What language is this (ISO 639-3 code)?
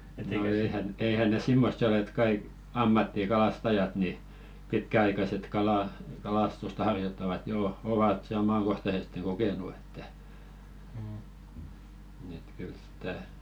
fin